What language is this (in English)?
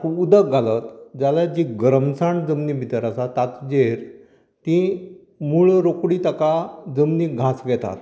Konkani